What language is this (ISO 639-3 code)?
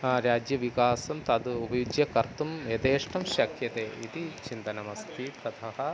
san